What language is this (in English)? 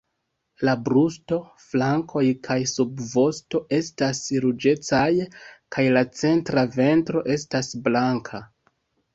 Esperanto